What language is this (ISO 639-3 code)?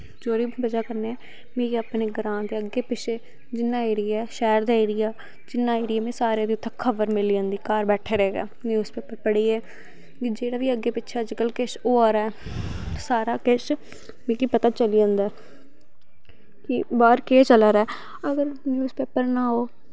doi